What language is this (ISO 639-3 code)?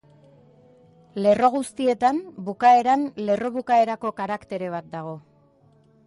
eus